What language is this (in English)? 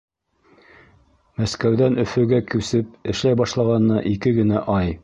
Bashkir